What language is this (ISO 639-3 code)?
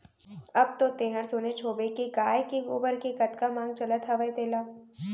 hne